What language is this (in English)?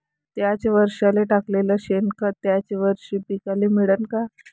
Marathi